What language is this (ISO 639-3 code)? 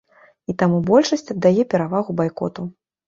bel